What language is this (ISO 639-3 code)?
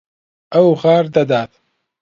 ckb